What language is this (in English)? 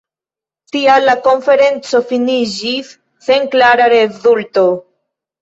Esperanto